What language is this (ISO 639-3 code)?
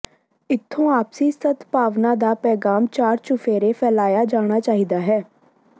pan